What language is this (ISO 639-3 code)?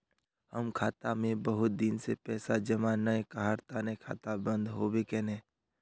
mag